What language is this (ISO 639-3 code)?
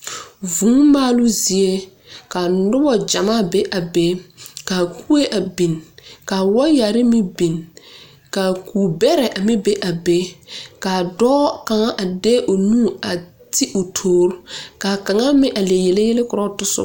dga